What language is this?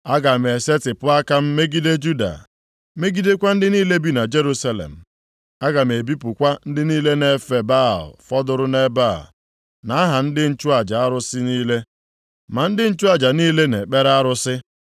Igbo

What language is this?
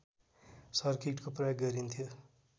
Nepali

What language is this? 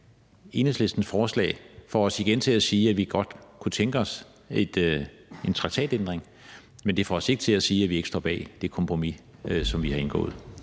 Danish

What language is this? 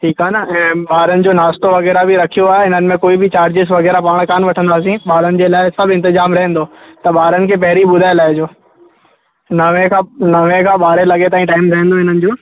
Sindhi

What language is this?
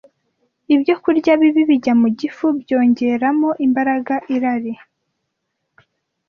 Kinyarwanda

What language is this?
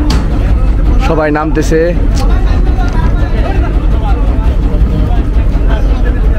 Arabic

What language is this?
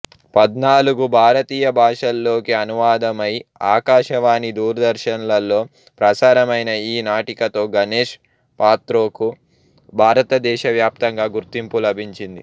Telugu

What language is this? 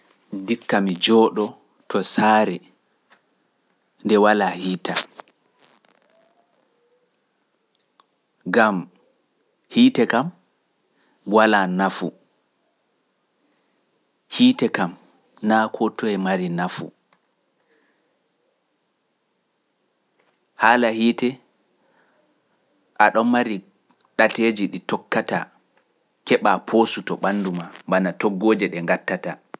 Pular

